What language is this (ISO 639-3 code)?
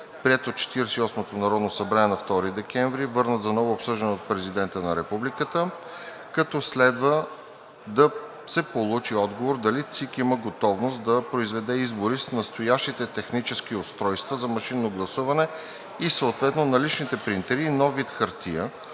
bul